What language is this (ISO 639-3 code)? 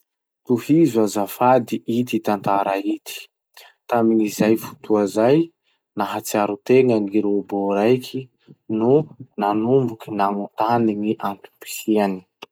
msh